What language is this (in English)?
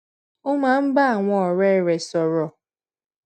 Yoruba